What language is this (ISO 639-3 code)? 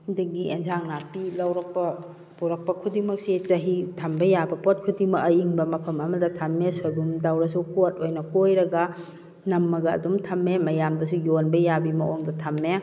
mni